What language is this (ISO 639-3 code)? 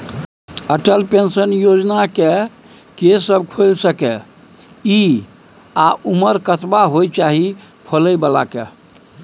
mai